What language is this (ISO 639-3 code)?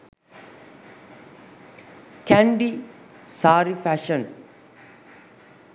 sin